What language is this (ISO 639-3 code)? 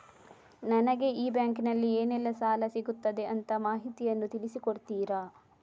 kan